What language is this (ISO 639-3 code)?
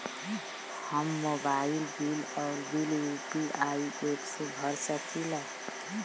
bho